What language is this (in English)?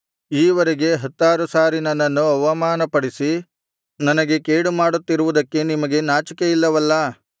Kannada